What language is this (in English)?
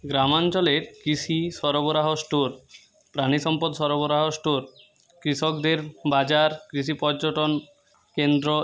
Bangla